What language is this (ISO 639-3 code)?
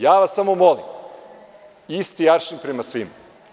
srp